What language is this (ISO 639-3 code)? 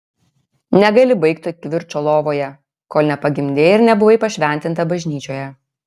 lit